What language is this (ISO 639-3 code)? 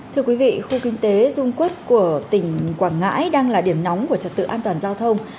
vie